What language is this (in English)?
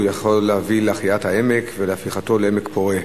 Hebrew